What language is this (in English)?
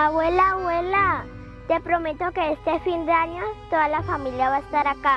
Spanish